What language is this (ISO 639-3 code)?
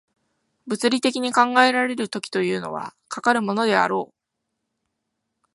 jpn